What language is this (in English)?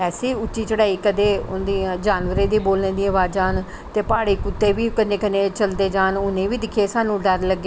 Dogri